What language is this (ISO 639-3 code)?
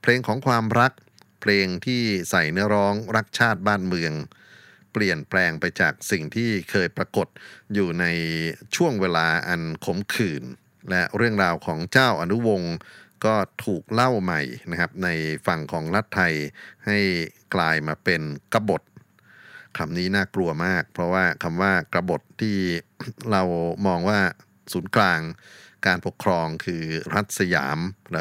tha